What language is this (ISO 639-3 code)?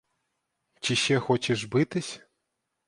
ukr